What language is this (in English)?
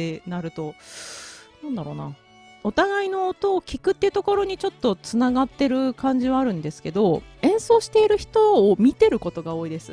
Japanese